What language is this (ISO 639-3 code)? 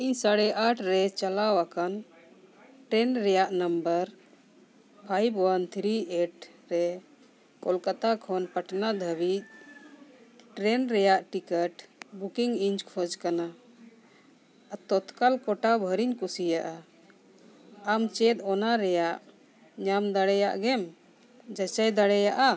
sat